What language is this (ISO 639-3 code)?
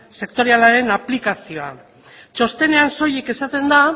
eus